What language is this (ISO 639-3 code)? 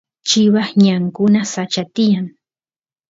qus